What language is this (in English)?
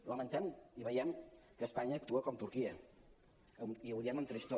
Catalan